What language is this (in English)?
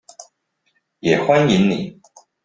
Chinese